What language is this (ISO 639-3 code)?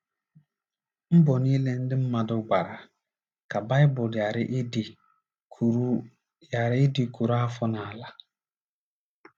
ibo